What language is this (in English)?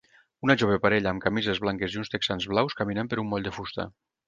Catalan